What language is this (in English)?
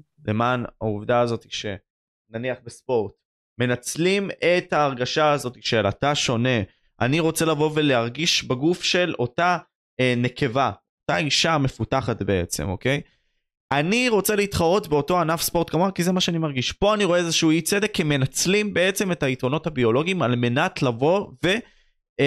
Hebrew